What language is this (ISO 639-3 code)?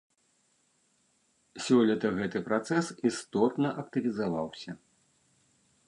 bel